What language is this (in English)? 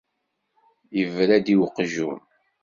Kabyle